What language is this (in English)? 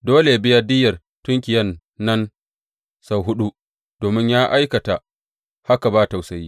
Hausa